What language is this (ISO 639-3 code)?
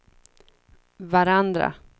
swe